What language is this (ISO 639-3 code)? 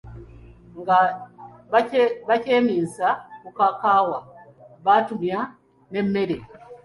lug